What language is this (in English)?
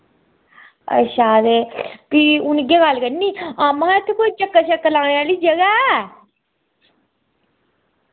Dogri